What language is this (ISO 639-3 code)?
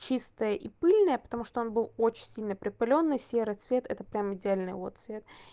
rus